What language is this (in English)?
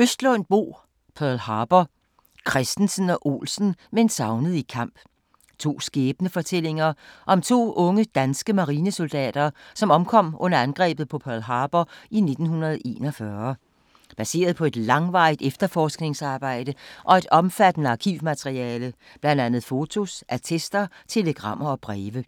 Danish